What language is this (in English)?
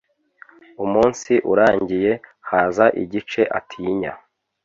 Kinyarwanda